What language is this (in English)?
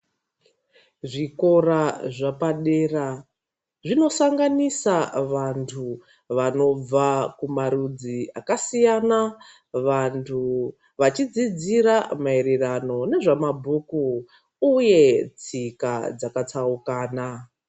Ndau